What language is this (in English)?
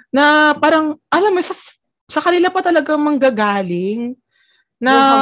Filipino